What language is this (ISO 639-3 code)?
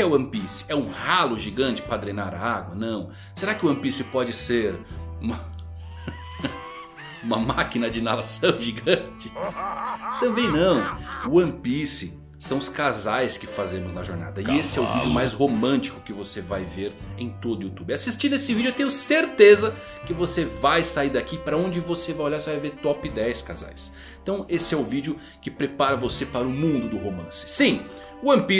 por